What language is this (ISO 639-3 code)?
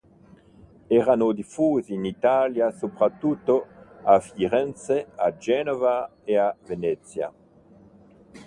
ita